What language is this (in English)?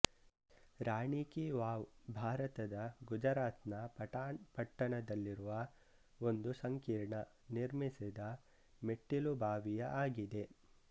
Kannada